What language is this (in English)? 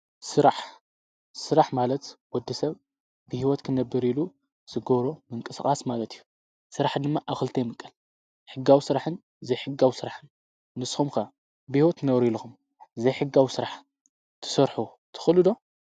Tigrinya